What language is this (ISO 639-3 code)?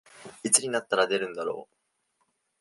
jpn